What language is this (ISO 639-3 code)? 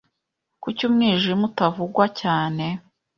kin